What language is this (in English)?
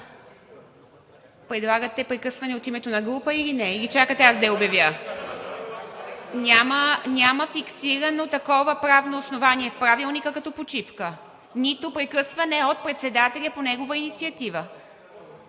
Bulgarian